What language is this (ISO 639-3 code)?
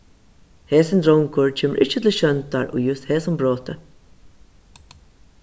fao